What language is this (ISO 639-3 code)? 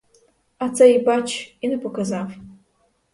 ukr